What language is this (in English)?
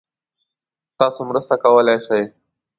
Pashto